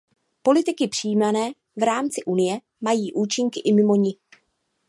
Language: Czech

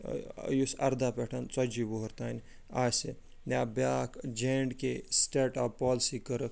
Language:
Kashmiri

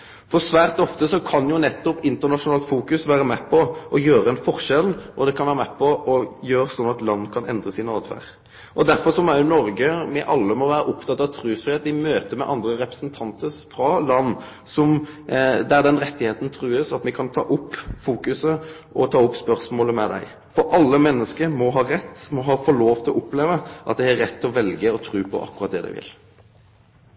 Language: Norwegian Nynorsk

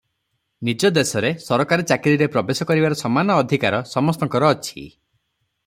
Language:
Odia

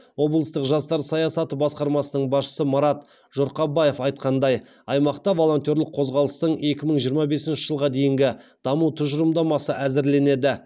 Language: Kazakh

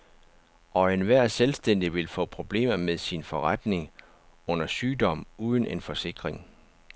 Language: Danish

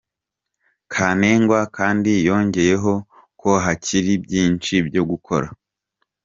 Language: Kinyarwanda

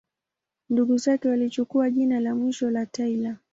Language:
Swahili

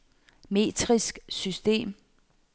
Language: Danish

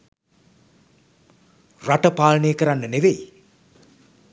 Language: Sinhala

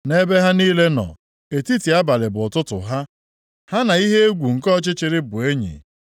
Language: Igbo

